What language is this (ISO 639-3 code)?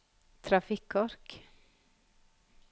nor